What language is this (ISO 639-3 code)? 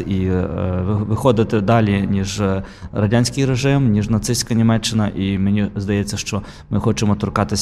ukr